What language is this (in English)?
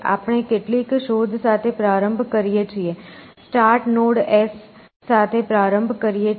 Gujarati